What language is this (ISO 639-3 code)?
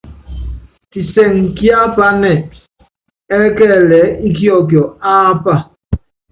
yav